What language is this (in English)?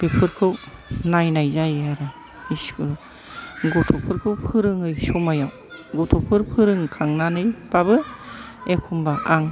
Bodo